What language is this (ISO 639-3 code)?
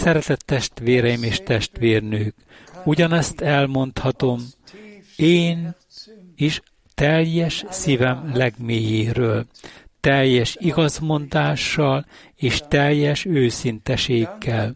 hun